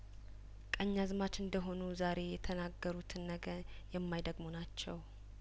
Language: Amharic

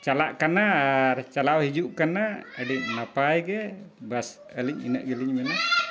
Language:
Santali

